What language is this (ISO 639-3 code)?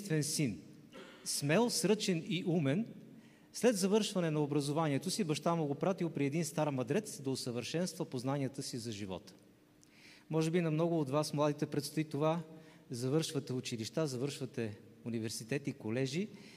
bul